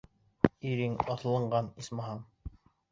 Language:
Bashkir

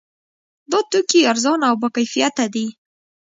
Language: Pashto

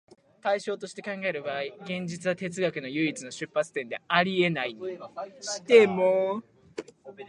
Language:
Japanese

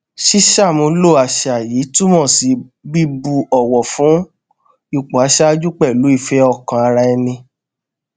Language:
Yoruba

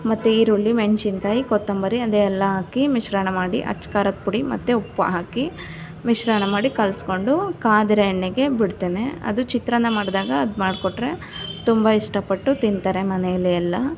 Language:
Kannada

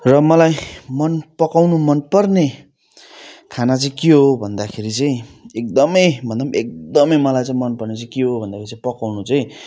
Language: Nepali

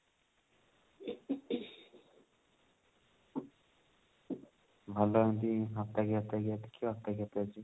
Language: Odia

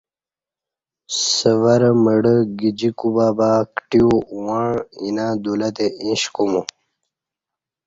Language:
Kati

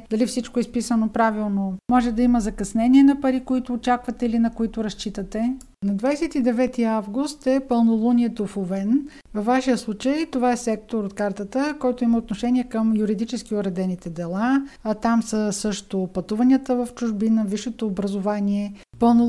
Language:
Bulgarian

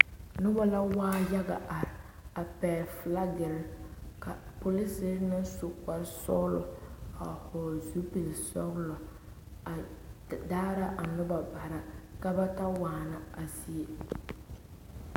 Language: Southern Dagaare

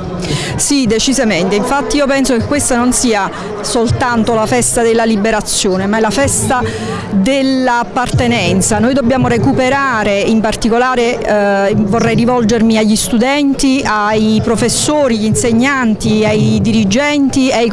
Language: Italian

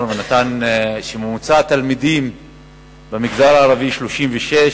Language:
Hebrew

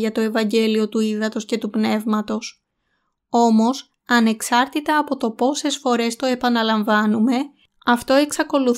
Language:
Greek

